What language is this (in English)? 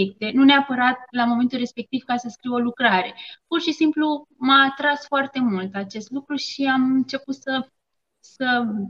Romanian